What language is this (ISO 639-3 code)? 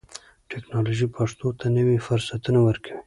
pus